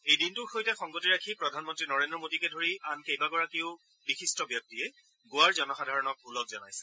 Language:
Assamese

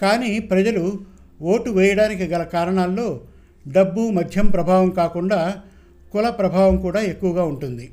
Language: Telugu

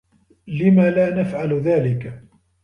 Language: Arabic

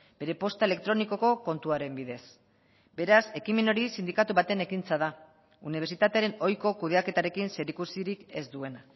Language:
Basque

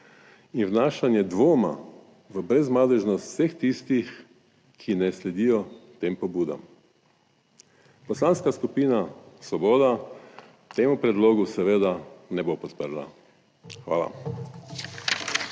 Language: Slovenian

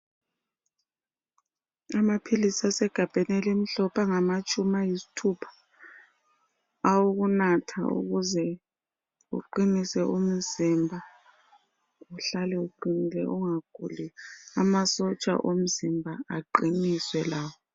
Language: North Ndebele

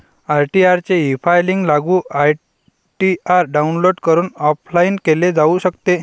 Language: Marathi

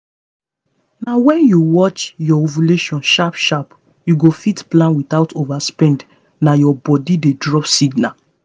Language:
Nigerian Pidgin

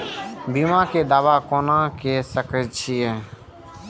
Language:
Maithili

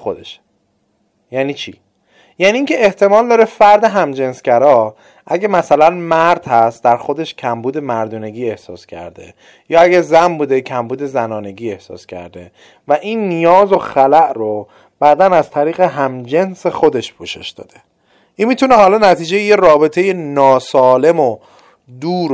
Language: Persian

